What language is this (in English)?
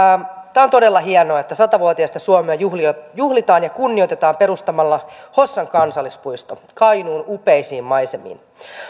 Finnish